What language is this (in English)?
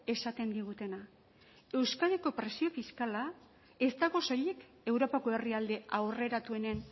Basque